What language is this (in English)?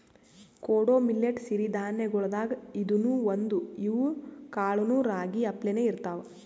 Kannada